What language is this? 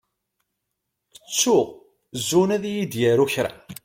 Kabyle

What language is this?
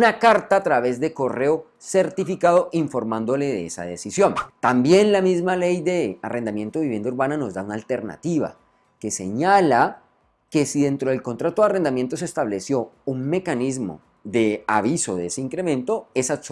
Spanish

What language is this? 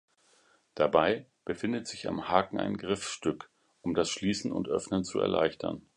German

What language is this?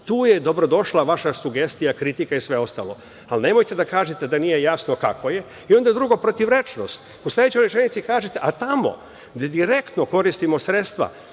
Serbian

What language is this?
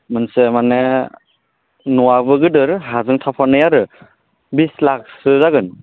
Bodo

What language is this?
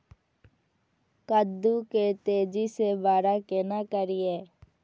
Maithili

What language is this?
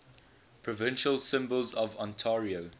English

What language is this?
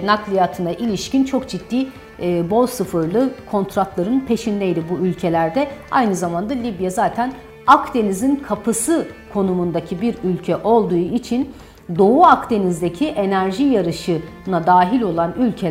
Turkish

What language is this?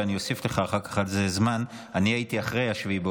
Hebrew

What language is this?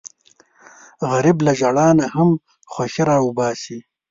Pashto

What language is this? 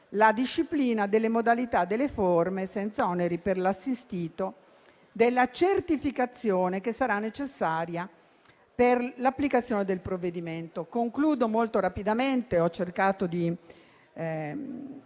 Italian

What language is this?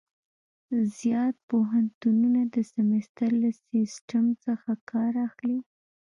Pashto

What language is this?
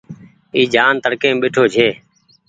Goaria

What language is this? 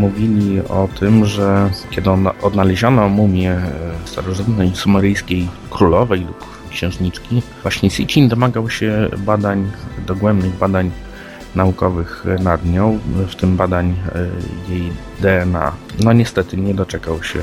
Polish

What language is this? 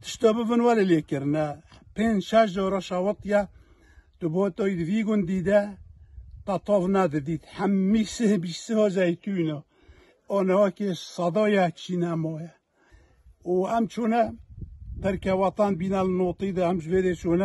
Arabic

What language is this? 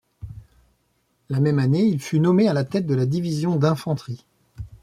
French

